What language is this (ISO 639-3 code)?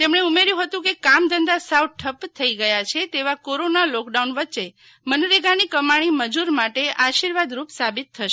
guj